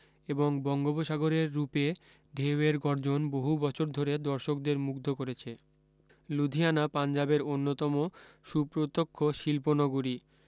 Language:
Bangla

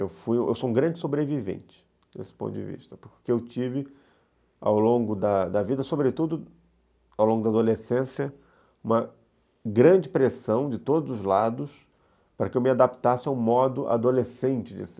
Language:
Portuguese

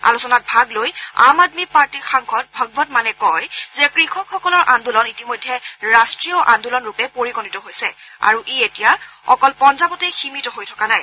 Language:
Assamese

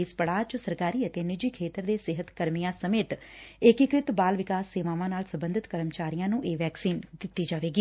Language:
Punjabi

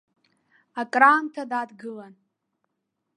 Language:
Abkhazian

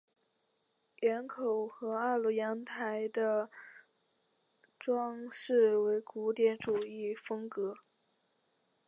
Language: Chinese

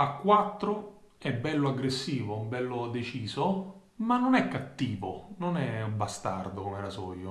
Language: Italian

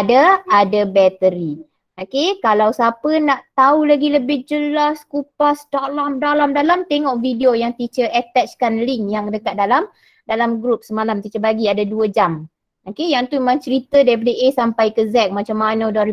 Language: Malay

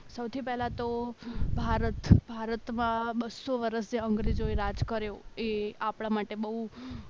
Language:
Gujarati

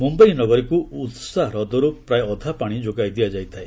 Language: Odia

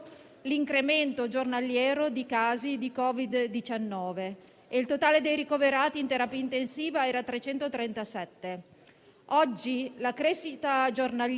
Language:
Italian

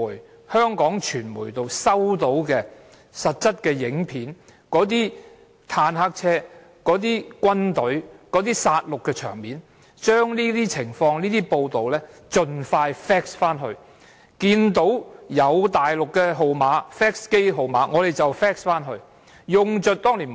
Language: Cantonese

